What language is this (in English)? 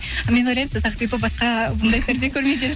Kazakh